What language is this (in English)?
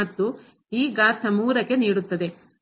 Kannada